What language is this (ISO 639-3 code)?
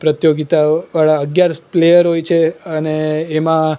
guj